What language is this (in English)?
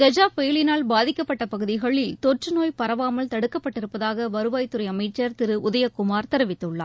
Tamil